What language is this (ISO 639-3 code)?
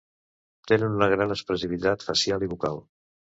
cat